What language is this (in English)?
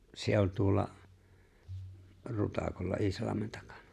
Finnish